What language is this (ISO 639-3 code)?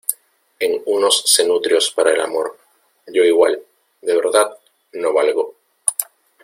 spa